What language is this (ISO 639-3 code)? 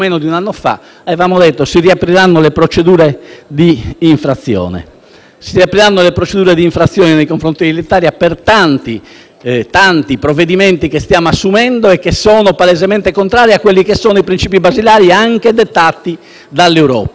ita